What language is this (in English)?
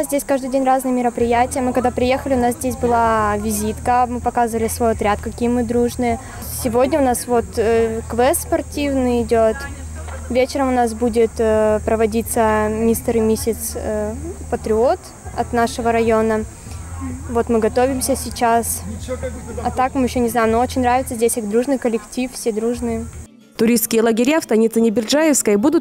Russian